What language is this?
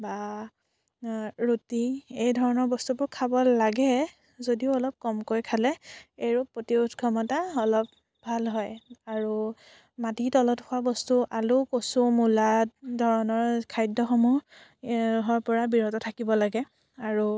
Assamese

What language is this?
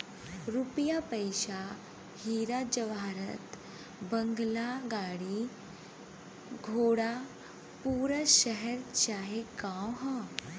Bhojpuri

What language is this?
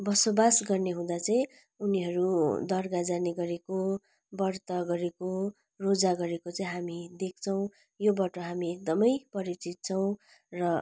Nepali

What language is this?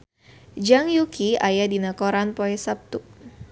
Sundanese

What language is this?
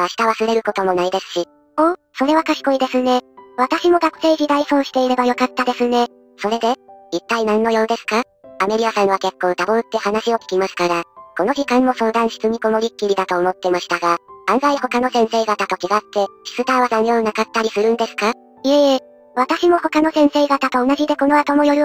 Japanese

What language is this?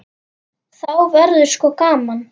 Icelandic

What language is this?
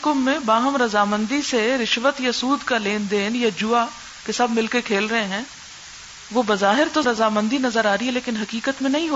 Urdu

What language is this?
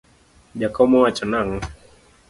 Luo (Kenya and Tanzania)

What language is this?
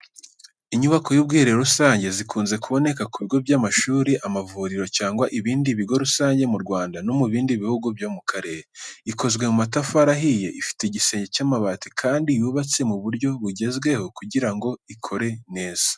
Kinyarwanda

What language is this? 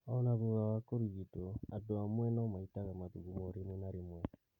Kikuyu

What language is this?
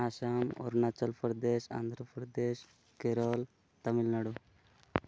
Odia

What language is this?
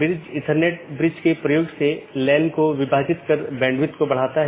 Hindi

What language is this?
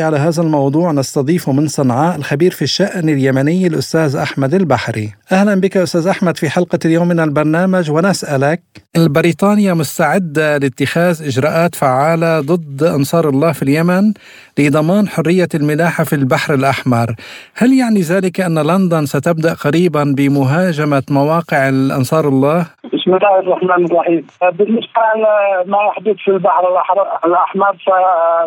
Arabic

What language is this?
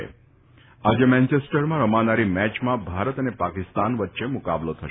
Gujarati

